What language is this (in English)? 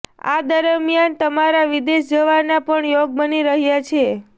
Gujarati